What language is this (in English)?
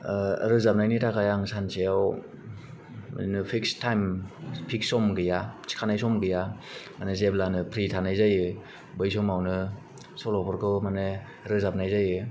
Bodo